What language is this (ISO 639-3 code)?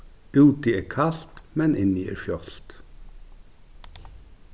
fao